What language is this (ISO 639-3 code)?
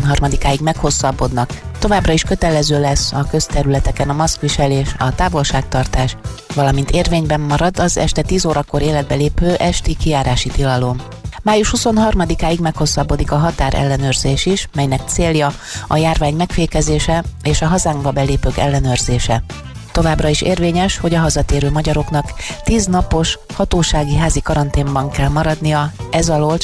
hun